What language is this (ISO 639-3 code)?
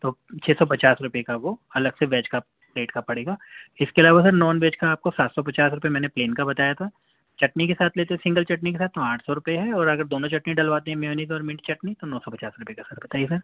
urd